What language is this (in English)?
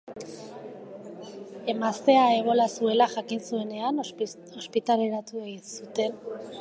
Basque